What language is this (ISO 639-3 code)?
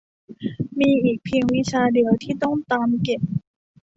tha